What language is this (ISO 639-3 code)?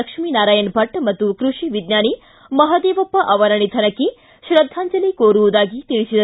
kan